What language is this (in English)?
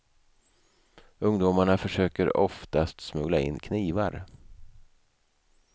Swedish